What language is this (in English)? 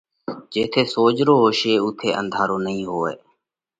Parkari Koli